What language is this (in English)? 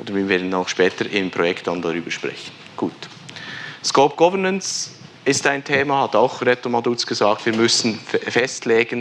German